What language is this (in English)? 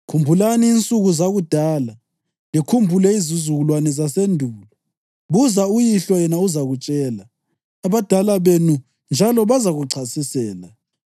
North Ndebele